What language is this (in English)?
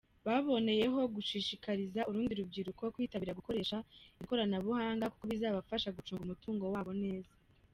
Kinyarwanda